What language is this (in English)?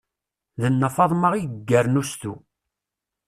Kabyle